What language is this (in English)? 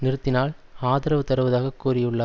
Tamil